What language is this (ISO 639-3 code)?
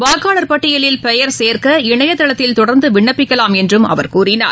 tam